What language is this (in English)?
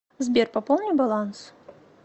Russian